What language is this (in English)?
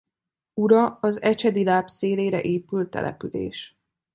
Hungarian